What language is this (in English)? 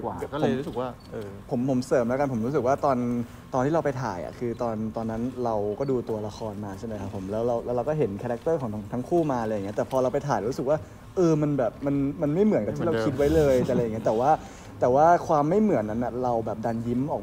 Thai